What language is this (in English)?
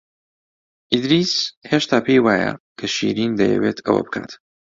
Central Kurdish